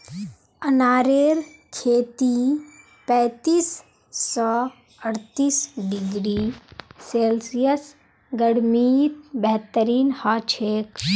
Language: Magahi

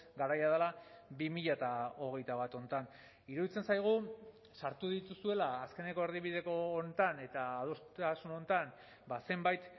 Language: Basque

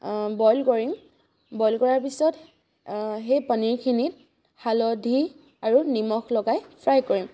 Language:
Assamese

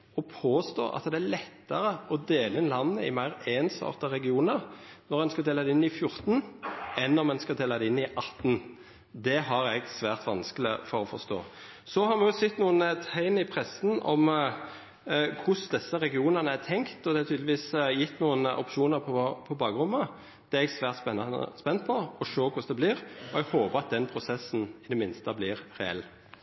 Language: Norwegian Nynorsk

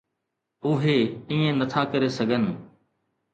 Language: Sindhi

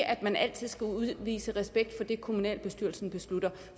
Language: Danish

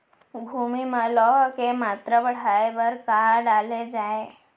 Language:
Chhattisgarhi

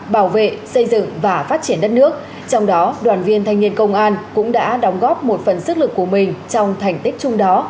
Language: Vietnamese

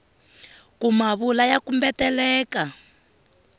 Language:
Tsonga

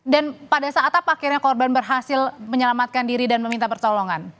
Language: Indonesian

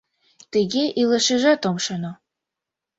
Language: Mari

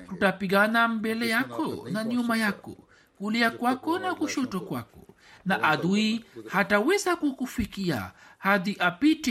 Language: Swahili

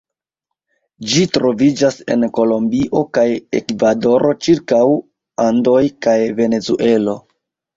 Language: Esperanto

